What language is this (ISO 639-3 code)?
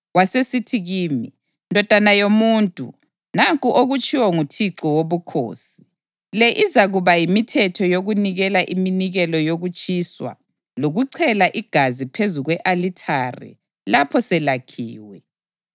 nde